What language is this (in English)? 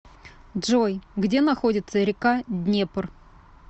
Russian